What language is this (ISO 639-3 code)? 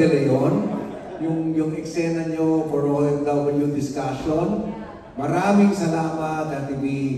fil